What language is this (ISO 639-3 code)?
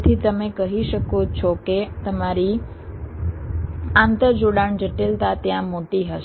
guj